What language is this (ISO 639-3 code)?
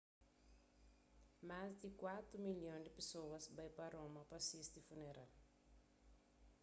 kea